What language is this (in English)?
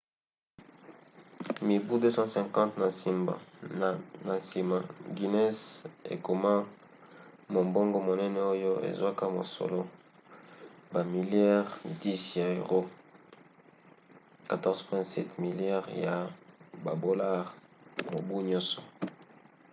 Lingala